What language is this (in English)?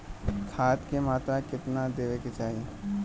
Bhojpuri